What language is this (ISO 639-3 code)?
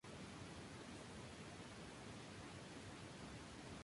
spa